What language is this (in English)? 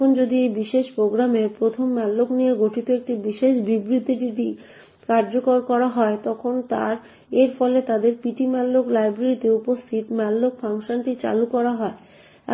Bangla